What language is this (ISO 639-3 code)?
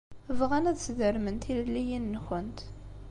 kab